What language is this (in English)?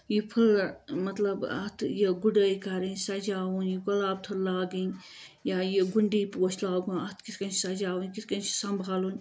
Kashmiri